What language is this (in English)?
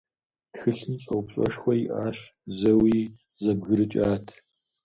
Kabardian